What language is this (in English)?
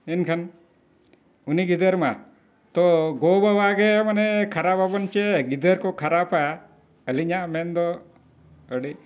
Santali